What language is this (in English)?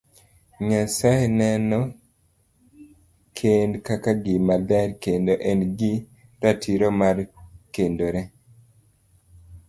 Luo (Kenya and Tanzania)